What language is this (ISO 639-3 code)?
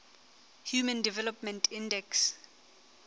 sot